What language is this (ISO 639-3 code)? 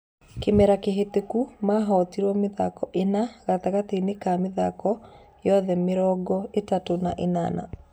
kik